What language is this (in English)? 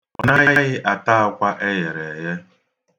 Igbo